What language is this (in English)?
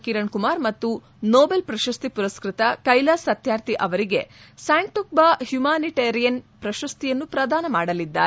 Kannada